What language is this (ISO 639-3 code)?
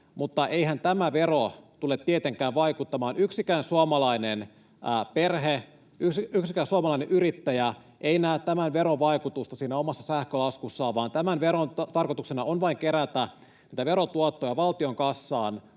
fin